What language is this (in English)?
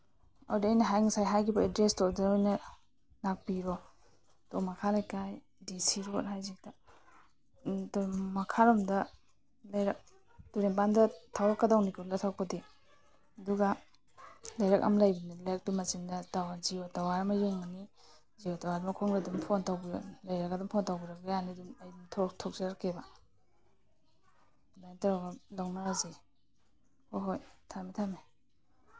Manipuri